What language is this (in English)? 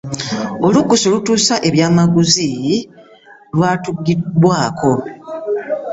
Ganda